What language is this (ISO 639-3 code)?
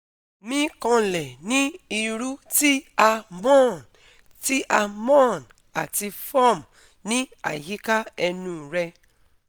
yor